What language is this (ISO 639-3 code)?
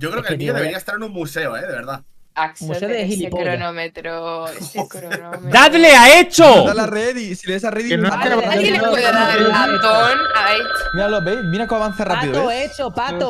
spa